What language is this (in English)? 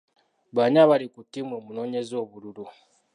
Ganda